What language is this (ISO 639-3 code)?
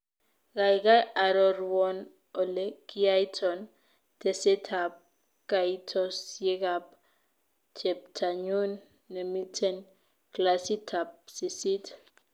kln